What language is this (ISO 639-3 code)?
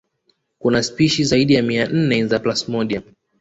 swa